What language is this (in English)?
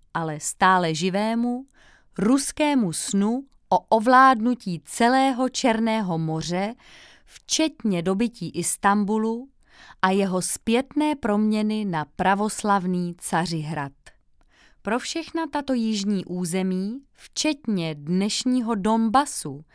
Czech